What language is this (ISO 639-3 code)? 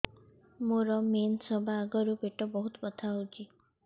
ori